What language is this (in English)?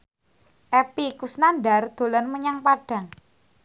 Javanese